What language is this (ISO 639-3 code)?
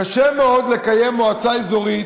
heb